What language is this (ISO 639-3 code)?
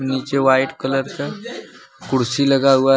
hin